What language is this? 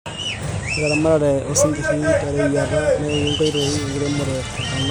Masai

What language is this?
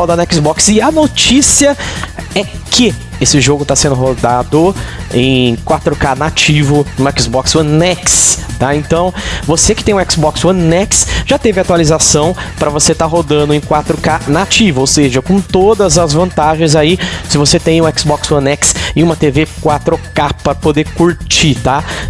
Portuguese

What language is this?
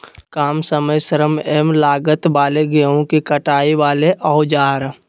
Magahi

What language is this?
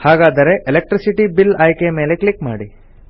Kannada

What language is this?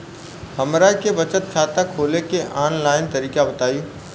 Bhojpuri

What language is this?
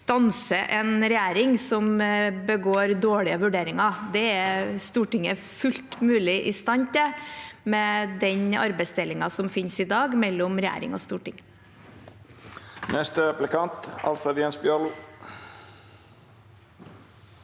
Norwegian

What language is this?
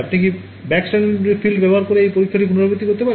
Bangla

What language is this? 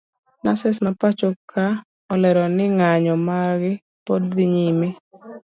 Luo (Kenya and Tanzania)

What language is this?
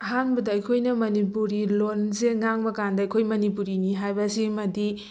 Manipuri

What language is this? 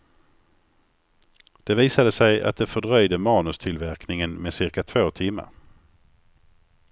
Swedish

